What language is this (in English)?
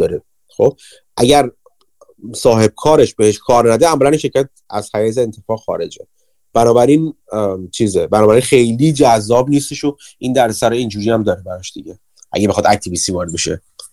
Persian